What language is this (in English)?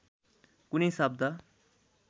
Nepali